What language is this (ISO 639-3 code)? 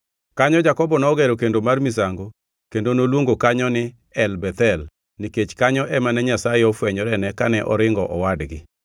luo